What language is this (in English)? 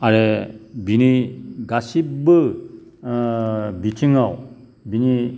Bodo